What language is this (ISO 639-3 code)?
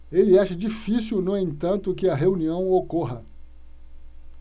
por